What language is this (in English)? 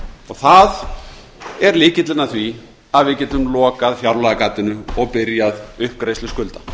Icelandic